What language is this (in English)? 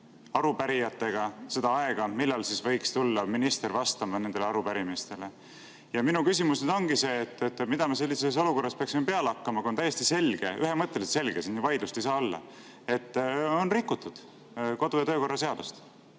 Estonian